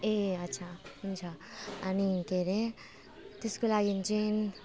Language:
Nepali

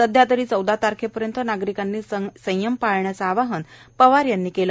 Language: Marathi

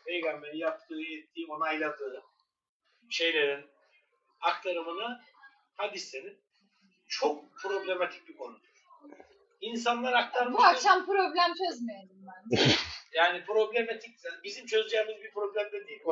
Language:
Turkish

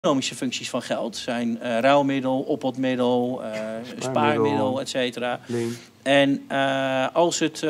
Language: Dutch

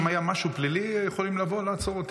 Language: Hebrew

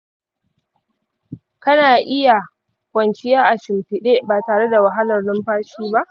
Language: Hausa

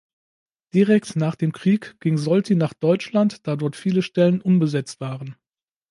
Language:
German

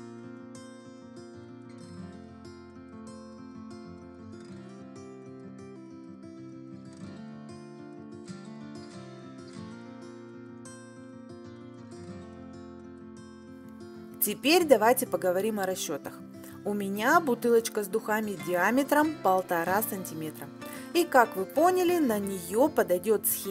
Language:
Russian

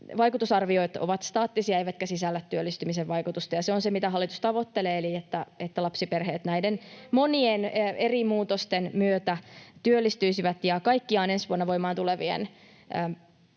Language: Finnish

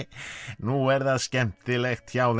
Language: Icelandic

